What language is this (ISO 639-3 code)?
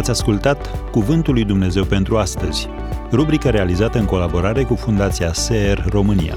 ron